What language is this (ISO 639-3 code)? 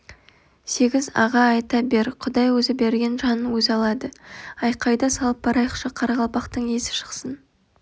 kaz